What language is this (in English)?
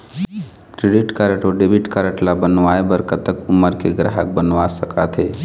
Chhattisgarhi